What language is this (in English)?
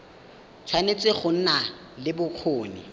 Tswana